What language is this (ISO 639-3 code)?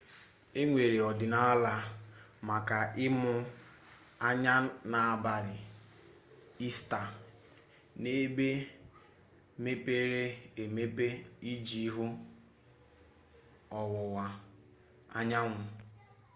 ibo